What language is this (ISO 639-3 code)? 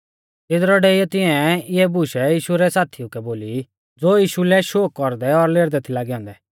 bfz